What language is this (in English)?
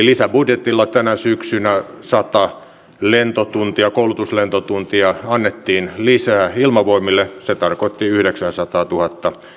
Finnish